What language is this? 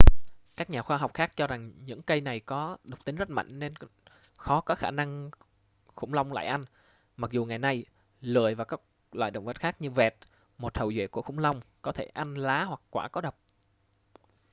Vietnamese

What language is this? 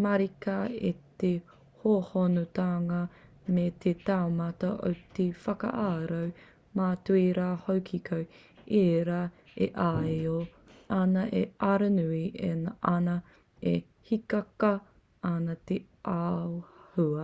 Māori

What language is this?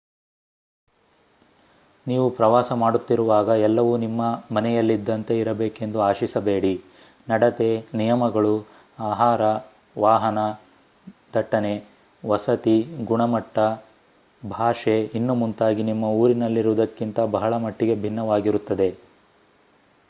Kannada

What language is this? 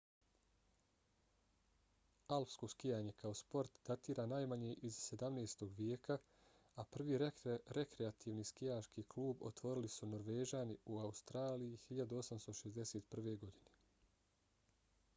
Bosnian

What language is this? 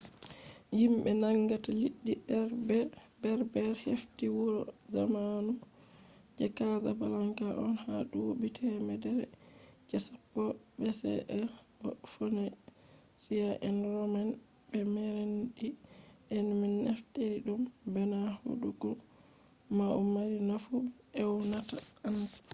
Fula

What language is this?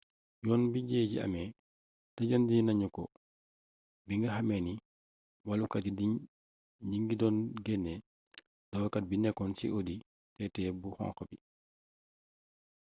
Wolof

